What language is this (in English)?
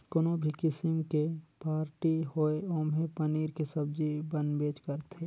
Chhattisgarhi